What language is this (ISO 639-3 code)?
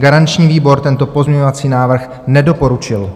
ces